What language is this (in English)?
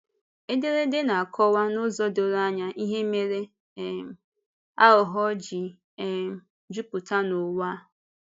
Igbo